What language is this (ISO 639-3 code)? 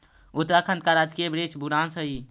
mag